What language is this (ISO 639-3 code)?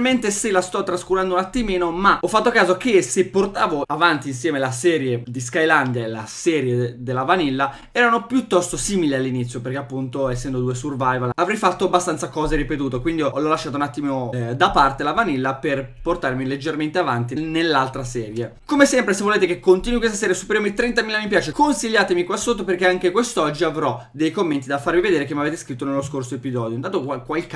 ita